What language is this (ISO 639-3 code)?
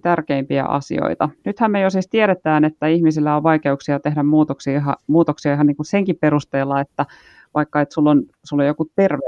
fin